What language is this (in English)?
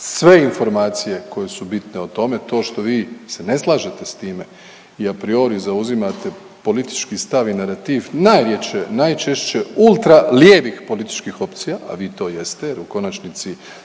Croatian